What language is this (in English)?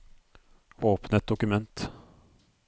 Norwegian